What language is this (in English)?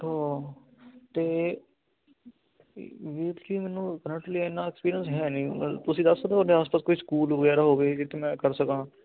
Punjabi